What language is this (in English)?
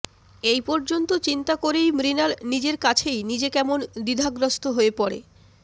Bangla